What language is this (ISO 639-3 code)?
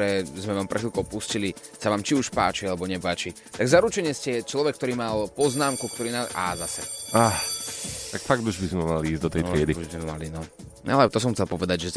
slk